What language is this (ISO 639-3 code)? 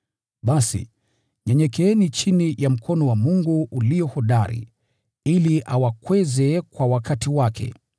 swa